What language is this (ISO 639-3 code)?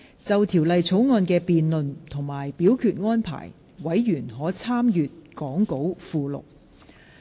yue